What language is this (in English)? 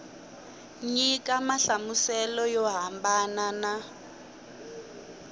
Tsonga